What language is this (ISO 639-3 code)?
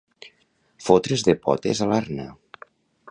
cat